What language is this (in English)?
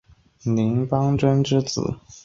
Chinese